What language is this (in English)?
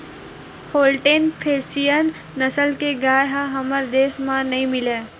Chhattisgarhi